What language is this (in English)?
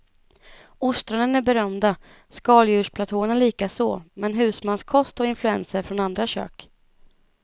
Swedish